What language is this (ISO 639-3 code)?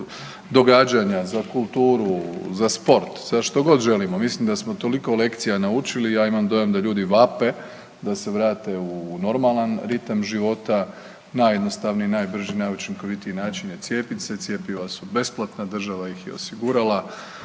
hrv